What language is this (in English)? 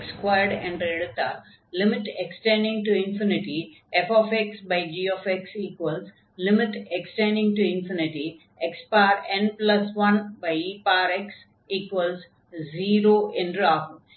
Tamil